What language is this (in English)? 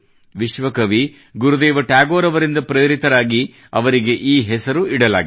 Kannada